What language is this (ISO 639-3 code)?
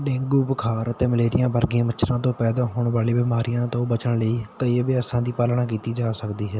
pan